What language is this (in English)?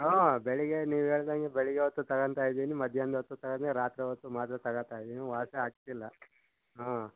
Kannada